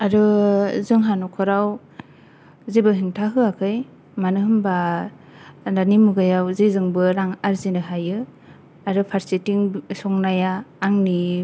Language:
Bodo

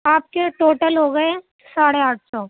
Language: Urdu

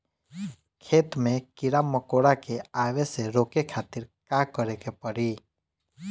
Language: Bhojpuri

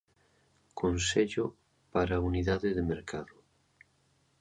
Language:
Galician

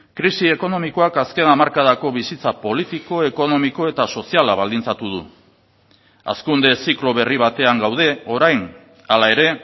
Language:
Basque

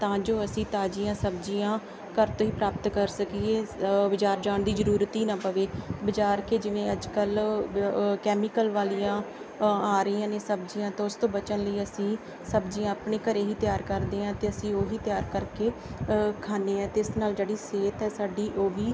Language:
Punjabi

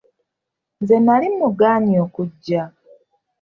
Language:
Ganda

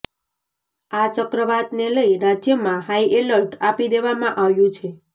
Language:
Gujarati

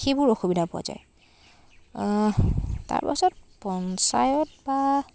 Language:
Assamese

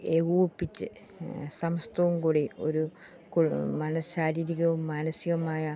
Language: Malayalam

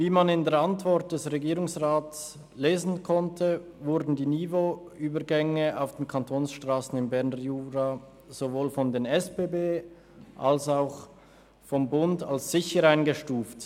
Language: Swiss German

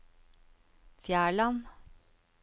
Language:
Norwegian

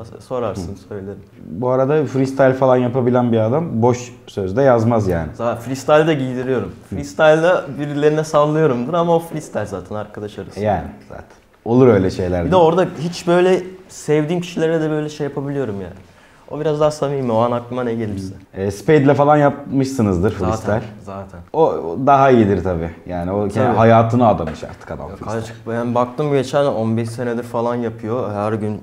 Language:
Turkish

